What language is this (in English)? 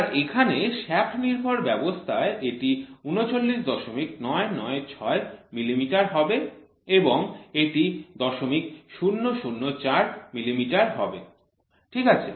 Bangla